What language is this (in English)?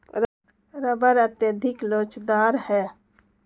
Hindi